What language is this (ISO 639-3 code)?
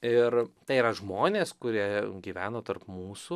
lit